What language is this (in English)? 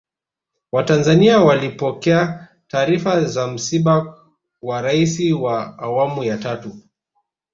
Swahili